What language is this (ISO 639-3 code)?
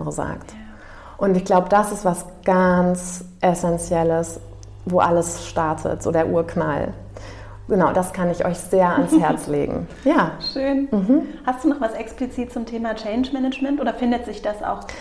deu